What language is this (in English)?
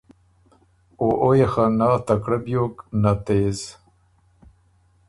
Ormuri